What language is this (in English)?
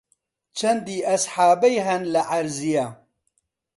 Central Kurdish